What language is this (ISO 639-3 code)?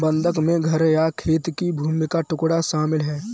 hin